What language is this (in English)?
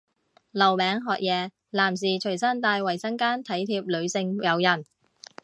Cantonese